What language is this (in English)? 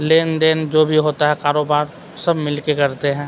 Urdu